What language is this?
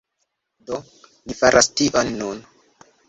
Esperanto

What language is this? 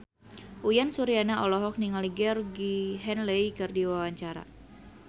Sundanese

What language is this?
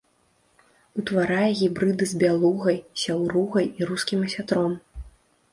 Belarusian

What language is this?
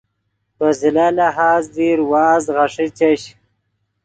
Yidgha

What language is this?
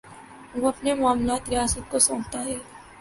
Urdu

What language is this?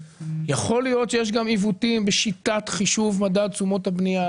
Hebrew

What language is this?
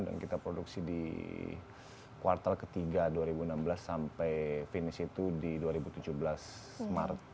Indonesian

